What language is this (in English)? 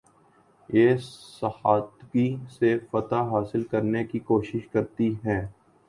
Urdu